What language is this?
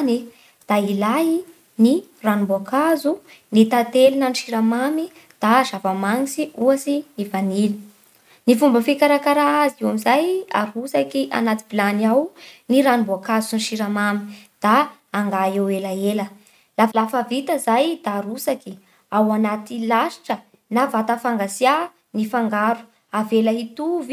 Bara Malagasy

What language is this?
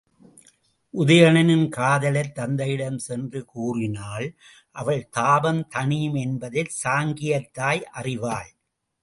Tamil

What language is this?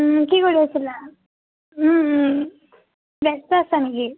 Assamese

